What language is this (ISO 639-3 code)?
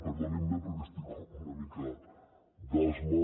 cat